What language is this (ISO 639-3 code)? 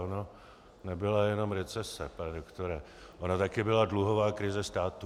ces